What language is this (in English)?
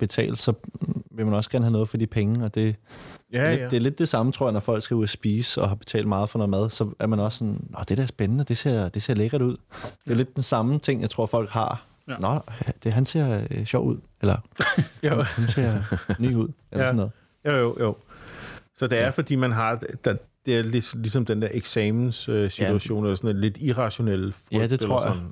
Danish